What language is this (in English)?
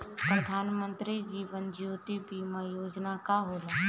Bhojpuri